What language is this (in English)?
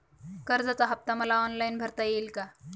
Marathi